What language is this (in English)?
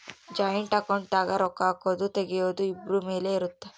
Kannada